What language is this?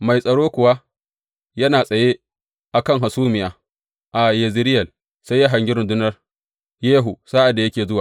Hausa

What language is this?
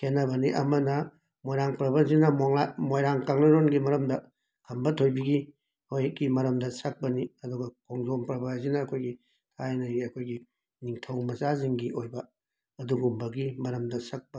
Manipuri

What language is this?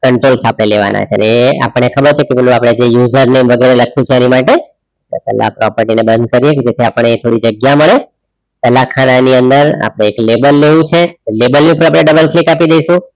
Gujarati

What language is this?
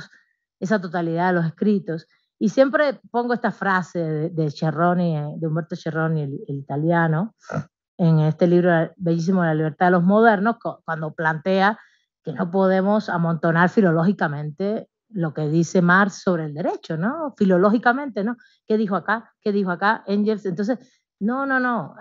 Spanish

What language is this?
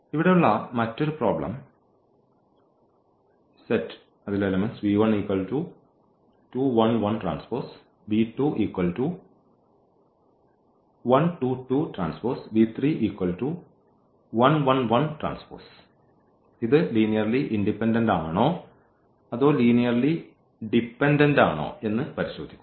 Malayalam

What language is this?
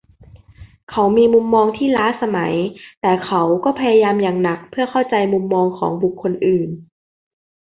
Thai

